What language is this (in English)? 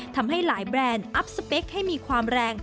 Thai